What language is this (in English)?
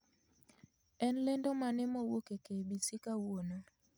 Luo (Kenya and Tanzania)